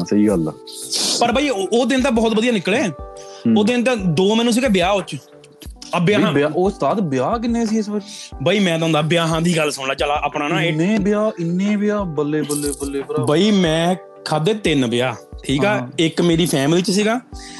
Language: Punjabi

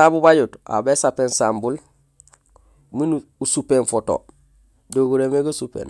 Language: Gusilay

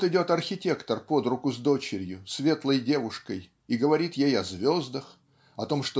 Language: Russian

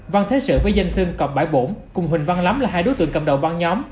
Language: Vietnamese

